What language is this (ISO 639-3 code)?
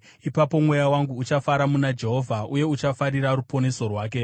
sna